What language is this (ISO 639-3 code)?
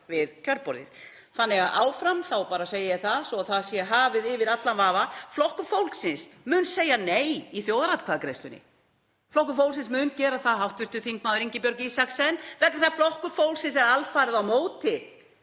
isl